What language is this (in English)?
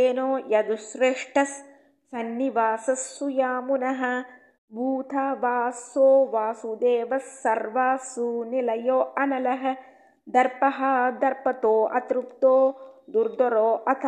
Tamil